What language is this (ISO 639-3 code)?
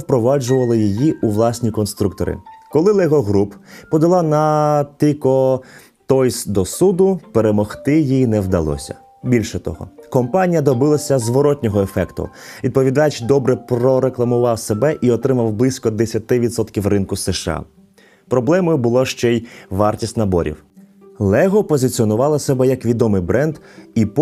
ukr